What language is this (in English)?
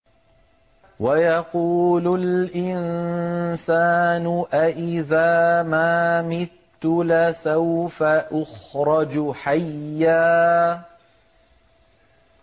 Arabic